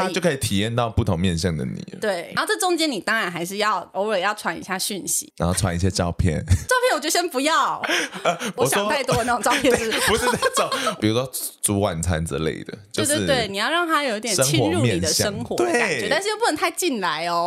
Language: Chinese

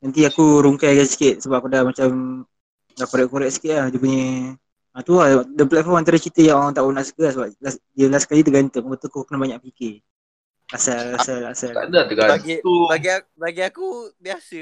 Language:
Malay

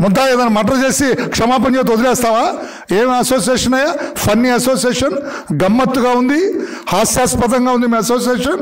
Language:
Telugu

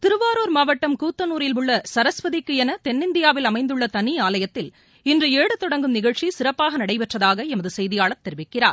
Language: Tamil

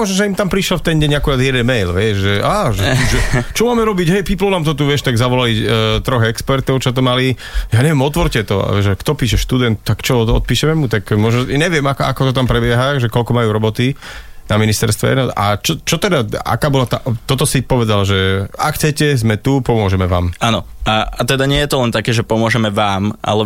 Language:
Slovak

